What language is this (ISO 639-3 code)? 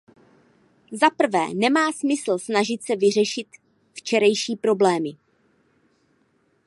ces